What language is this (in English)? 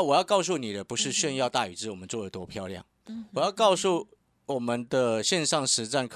Chinese